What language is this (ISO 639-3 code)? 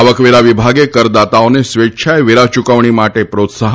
guj